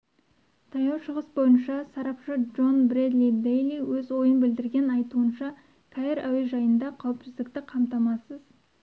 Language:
Kazakh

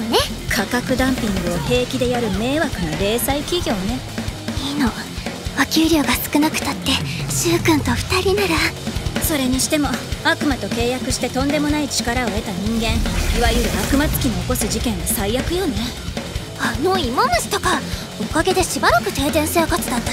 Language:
Japanese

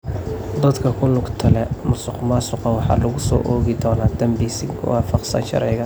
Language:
Somali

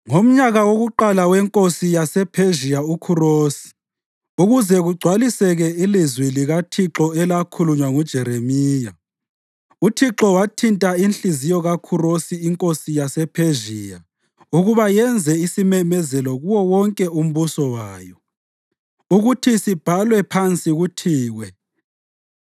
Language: North Ndebele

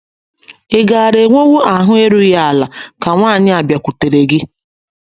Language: Igbo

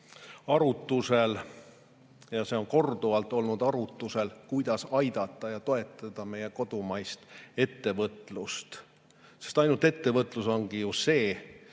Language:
Estonian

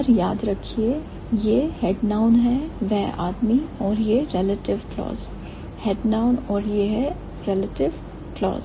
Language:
Hindi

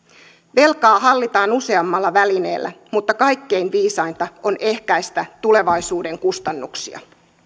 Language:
Finnish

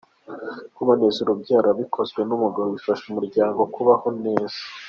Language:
Kinyarwanda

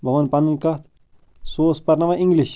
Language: Kashmiri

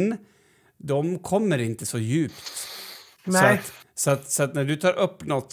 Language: Swedish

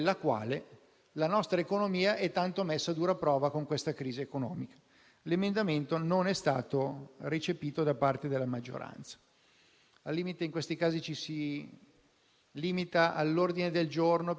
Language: Italian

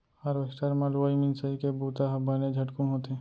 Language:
Chhattisgarhi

